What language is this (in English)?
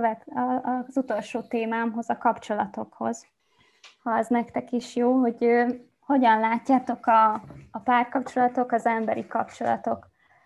Hungarian